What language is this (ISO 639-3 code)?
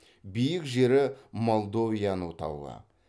kaz